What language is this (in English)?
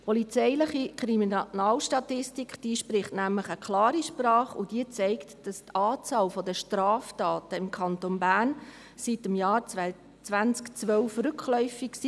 Swiss German